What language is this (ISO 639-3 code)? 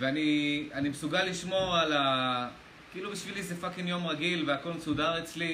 heb